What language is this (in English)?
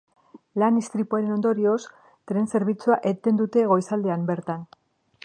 Basque